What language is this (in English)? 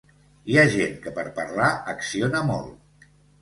Catalan